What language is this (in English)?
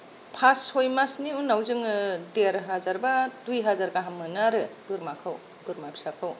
Bodo